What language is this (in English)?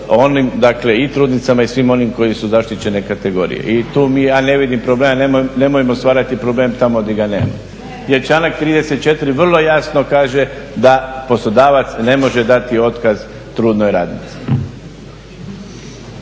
Croatian